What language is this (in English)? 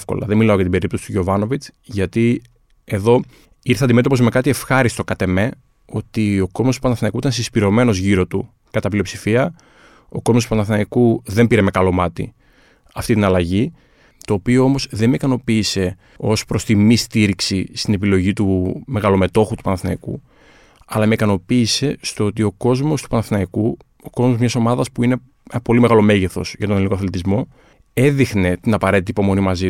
Greek